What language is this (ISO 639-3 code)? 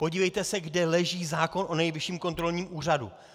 ces